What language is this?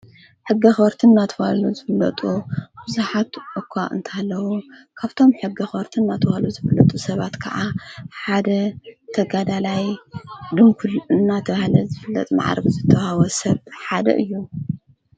Tigrinya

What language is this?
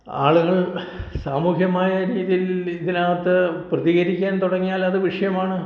Malayalam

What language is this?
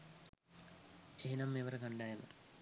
Sinhala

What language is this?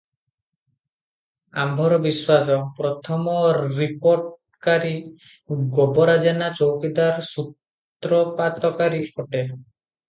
Odia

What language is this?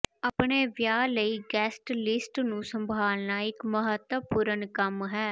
Punjabi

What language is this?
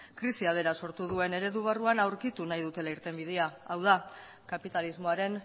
Basque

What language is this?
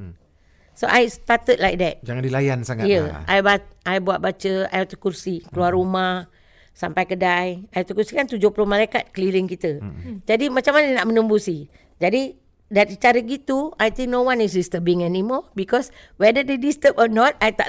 Malay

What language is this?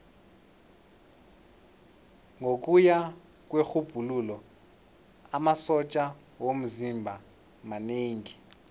South Ndebele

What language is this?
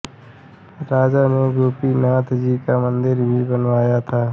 Hindi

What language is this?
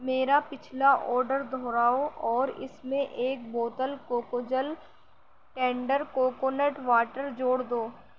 Urdu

